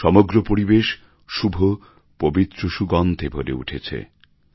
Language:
Bangla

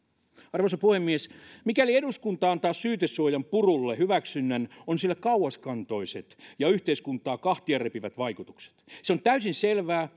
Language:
Finnish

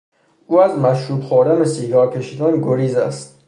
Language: Persian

